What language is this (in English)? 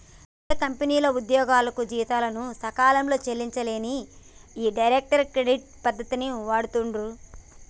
Telugu